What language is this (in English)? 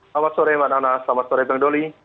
Indonesian